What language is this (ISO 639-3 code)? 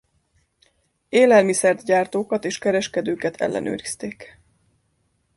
hun